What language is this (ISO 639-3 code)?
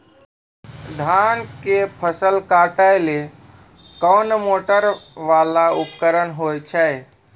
mai